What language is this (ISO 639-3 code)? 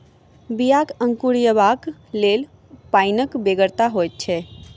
mai